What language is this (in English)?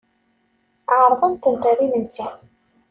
Kabyle